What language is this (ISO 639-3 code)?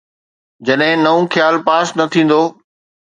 snd